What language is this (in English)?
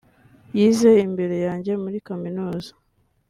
Kinyarwanda